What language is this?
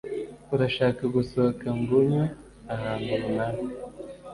Kinyarwanda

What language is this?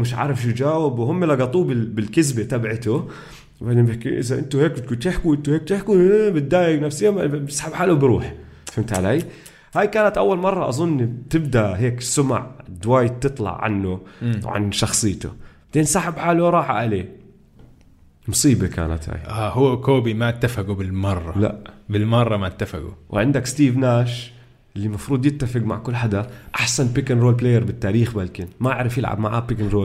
Arabic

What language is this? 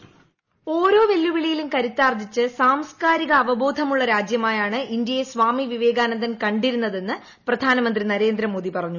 Malayalam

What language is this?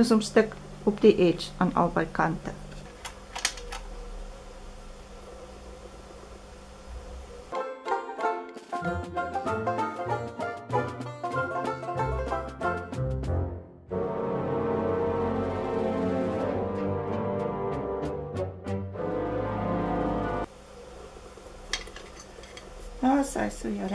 Dutch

